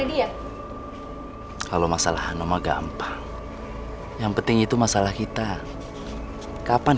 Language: Indonesian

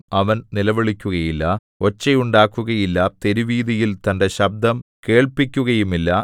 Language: Malayalam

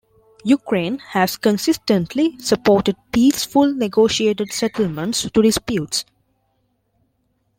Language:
English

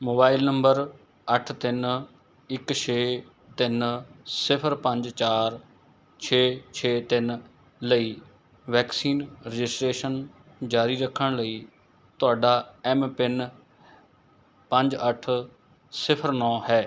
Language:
Punjabi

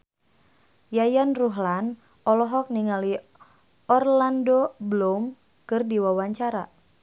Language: Sundanese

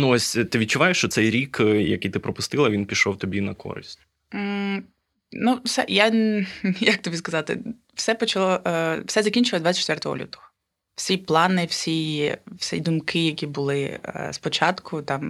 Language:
Ukrainian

